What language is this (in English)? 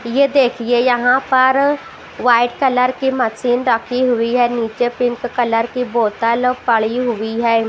Hindi